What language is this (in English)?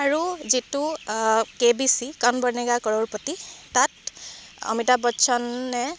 Assamese